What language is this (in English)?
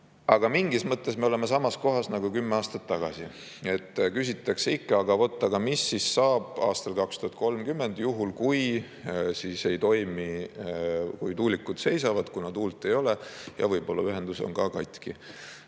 Estonian